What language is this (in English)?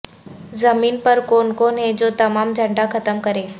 Urdu